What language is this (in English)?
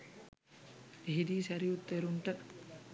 Sinhala